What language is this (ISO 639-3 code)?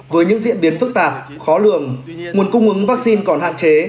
vie